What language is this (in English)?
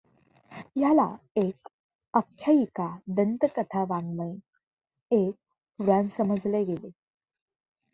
Marathi